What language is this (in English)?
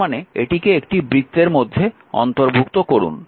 Bangla